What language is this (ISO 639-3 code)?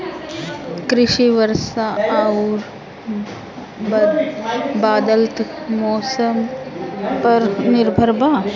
bho